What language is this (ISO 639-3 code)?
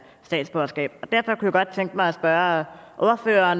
dan